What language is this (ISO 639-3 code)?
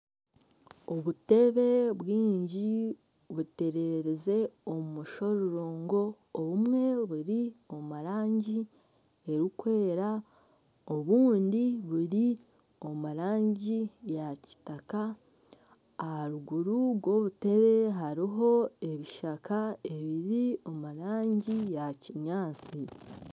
nyn